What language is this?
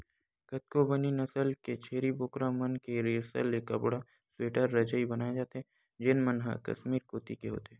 Chhattisgarhi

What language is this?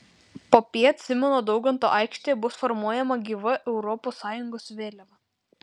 Lithuanian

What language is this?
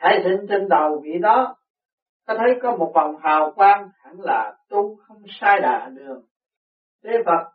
Vietnamese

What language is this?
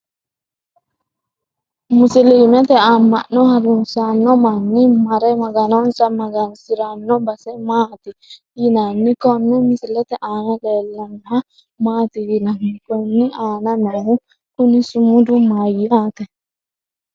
Sidamo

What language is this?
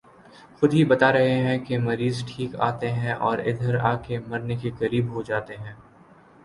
Urdu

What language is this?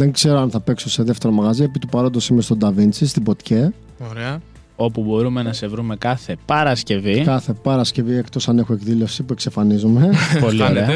Greek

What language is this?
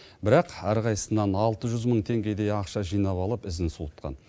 Kazakh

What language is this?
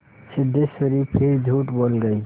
Hindi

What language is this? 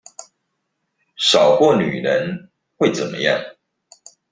Chinese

